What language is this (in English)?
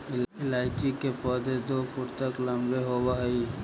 Magahi